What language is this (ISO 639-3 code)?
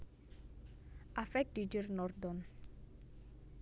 jav